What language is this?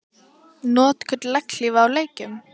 Icelandic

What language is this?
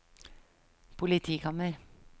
Norwegian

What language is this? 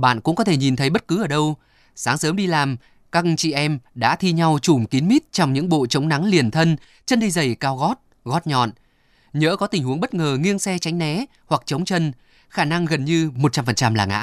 Vietnamese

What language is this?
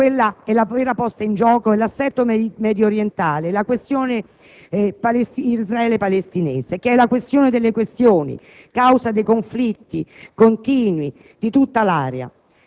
Italian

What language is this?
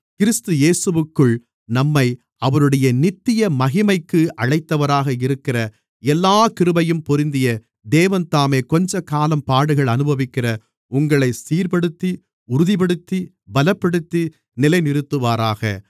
Tamil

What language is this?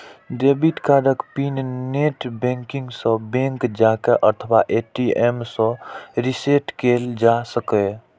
Maithili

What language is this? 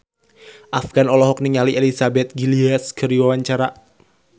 Sundanese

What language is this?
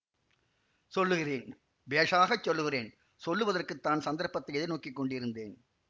Tamil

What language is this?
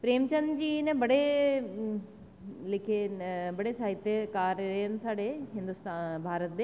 Dogri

